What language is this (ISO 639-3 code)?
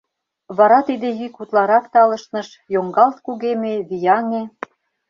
chm